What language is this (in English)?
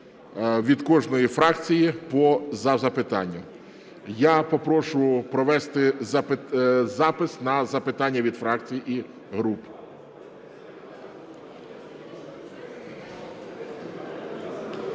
Ukrainian